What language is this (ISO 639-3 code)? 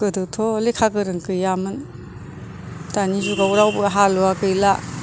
brx